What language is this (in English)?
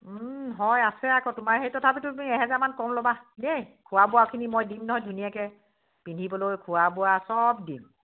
Assamese